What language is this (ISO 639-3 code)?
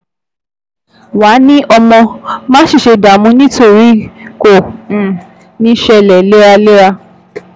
yor